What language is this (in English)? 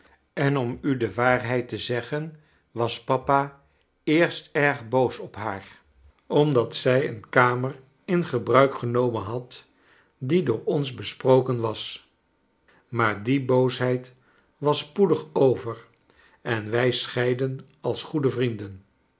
Dutch